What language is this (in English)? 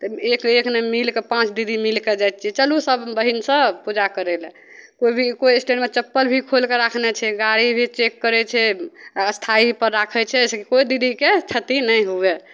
Maithili